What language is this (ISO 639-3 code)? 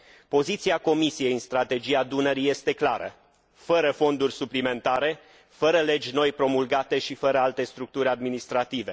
ron